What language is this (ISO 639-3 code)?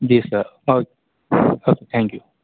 urd